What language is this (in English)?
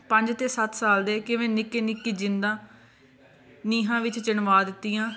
Punjabi